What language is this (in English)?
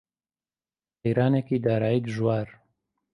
Central Kurdish